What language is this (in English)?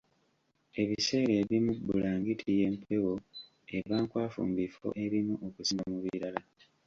Ganda